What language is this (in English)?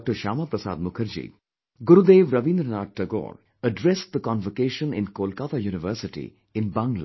English